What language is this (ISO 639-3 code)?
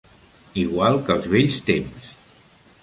cat